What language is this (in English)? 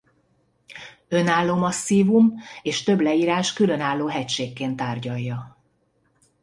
Hungarian